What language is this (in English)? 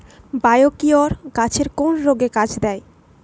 Bangla